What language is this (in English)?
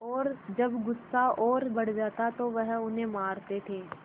Hindi